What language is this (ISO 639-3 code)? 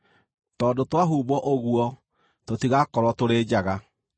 kik